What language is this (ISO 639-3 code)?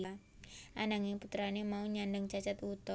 jav